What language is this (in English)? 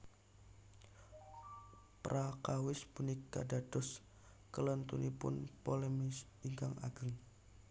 Javanese